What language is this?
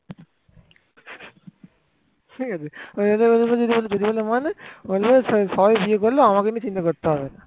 Bangla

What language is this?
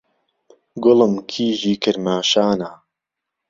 Central Kurdish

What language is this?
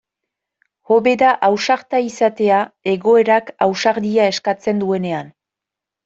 Basque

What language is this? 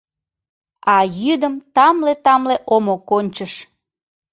Mari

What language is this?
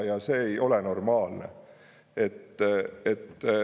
Estonian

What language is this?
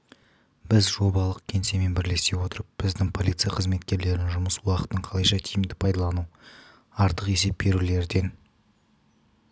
Kazakh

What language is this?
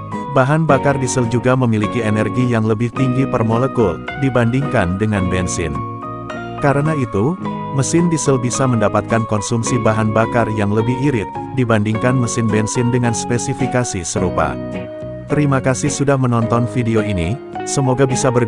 Indonesian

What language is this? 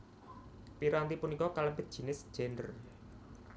Javanese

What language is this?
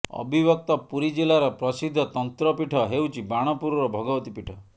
Odia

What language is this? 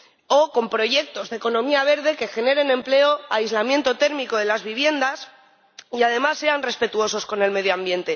Spanish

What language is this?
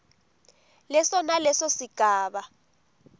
Swati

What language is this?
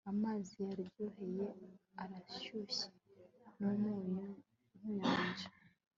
Kinyarwanda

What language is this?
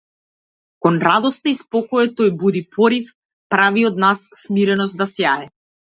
Macedonian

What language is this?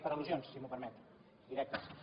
Catalan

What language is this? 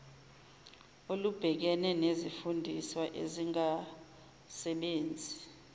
Zulu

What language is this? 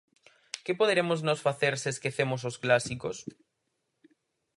Galician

